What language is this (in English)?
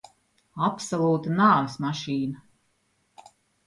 Latvian